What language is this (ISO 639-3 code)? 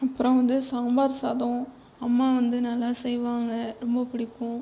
tam